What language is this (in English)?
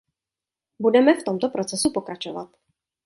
Czech